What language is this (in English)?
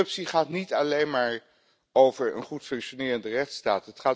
Dutch